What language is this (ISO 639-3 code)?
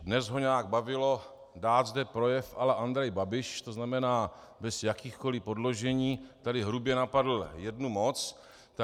ces